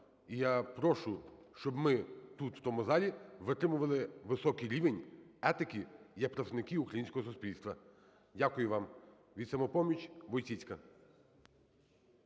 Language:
Ukrainian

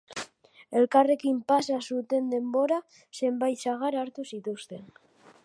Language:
Basque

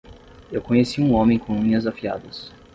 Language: Portuguese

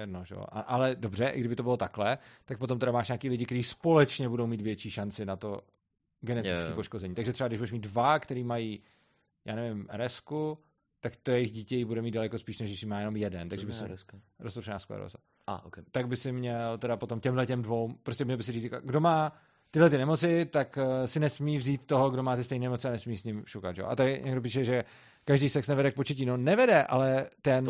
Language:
Czech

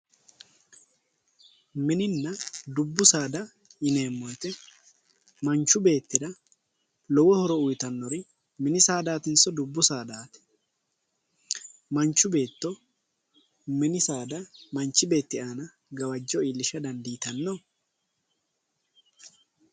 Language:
Sidamo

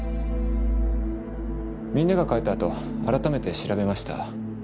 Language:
Japanese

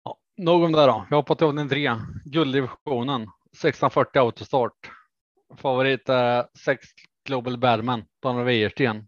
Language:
Swedish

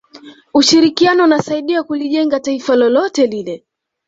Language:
Swahili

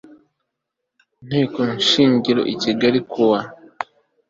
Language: Kinyarwanda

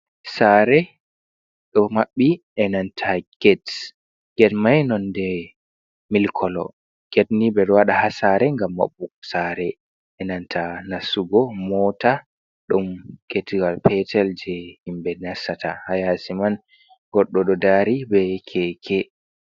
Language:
Fula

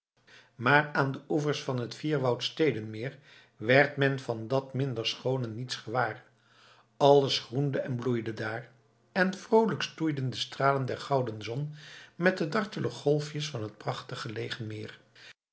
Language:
Dutch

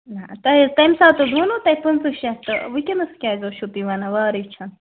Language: Kashmiri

